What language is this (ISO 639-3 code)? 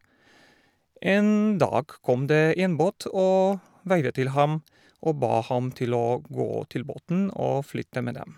nor